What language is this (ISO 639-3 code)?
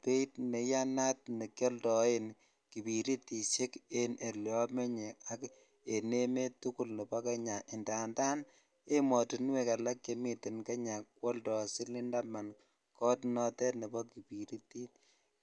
kln